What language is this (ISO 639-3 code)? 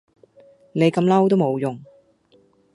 yue